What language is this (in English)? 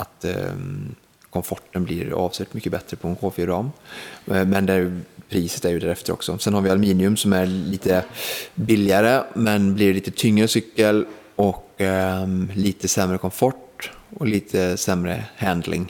Swedish